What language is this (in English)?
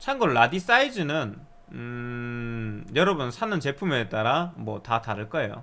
Korean